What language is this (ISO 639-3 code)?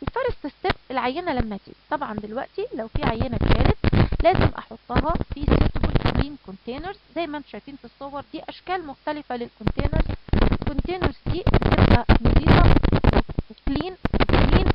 ara